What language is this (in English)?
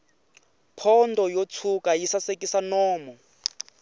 Tsonga